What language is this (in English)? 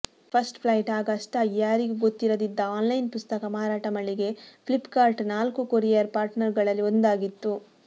Kannada